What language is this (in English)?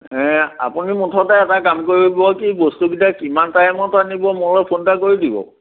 Assamese